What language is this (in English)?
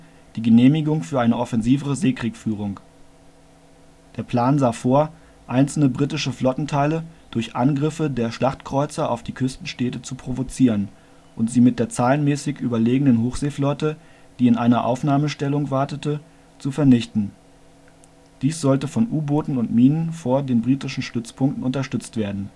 German